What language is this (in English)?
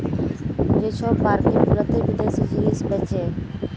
Bangla